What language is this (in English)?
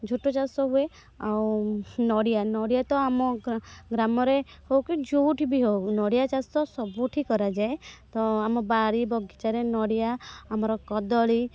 Odia